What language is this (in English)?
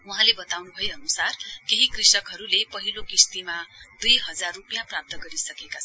Nepali